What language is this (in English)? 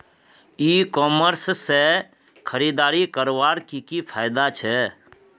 Magahi